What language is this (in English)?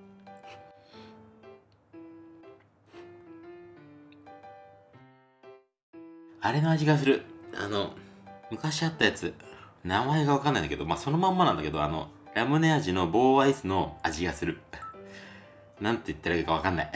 Japanese